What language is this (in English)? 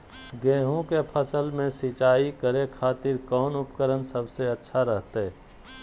Magahi